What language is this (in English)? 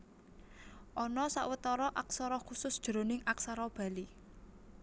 Javanese